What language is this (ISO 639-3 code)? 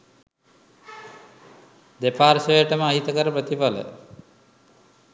sin